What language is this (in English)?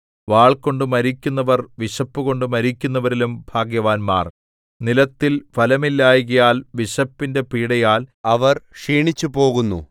Malayalam